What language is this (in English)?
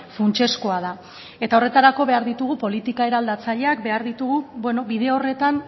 Basque